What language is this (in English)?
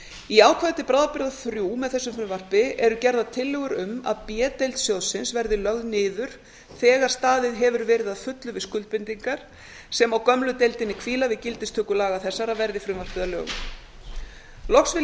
Icelandic